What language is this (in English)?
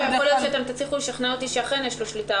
Hebrew